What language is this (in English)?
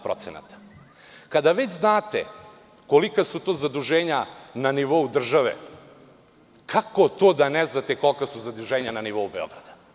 Serbian